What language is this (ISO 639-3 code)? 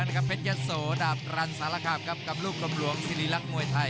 tha